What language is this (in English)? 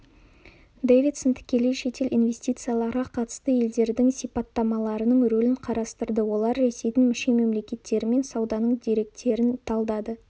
Kazakh